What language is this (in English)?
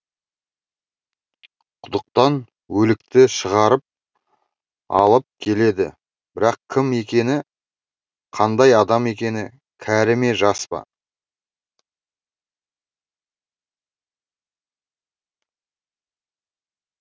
Kazakh